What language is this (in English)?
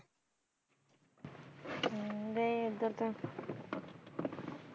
Punjabi